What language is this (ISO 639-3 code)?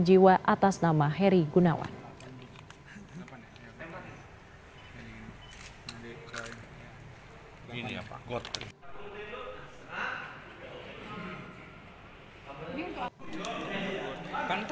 ind